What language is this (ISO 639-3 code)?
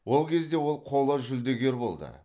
kaz